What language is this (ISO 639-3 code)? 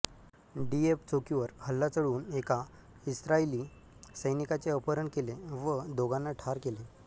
mar